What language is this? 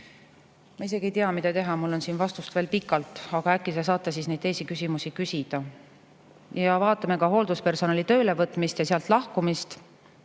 Estonian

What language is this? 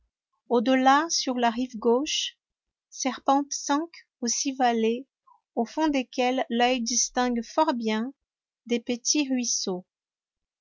French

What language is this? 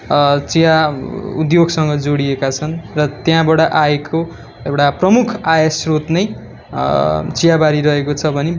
Nepali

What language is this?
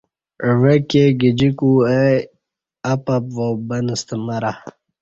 Kati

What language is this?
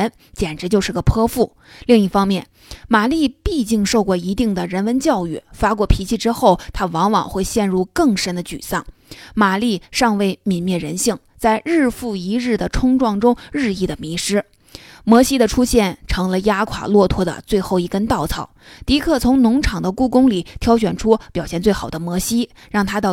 Chinese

